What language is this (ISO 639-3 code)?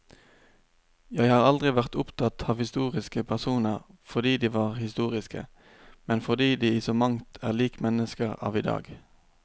nor